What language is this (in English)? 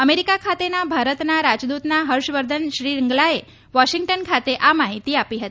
Gujarati